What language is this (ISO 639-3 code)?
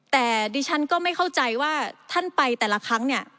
tha